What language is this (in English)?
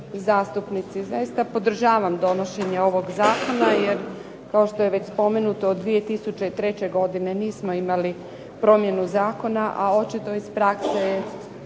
Croatian